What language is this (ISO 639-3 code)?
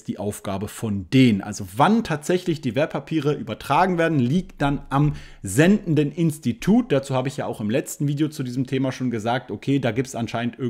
deu